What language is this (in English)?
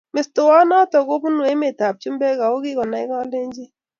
Kalenjin